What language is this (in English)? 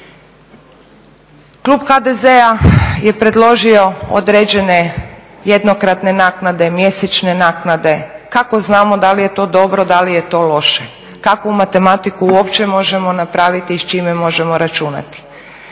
Croatian